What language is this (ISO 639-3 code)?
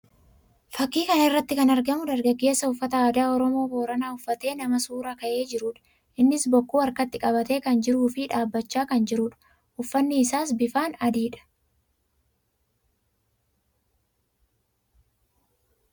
orm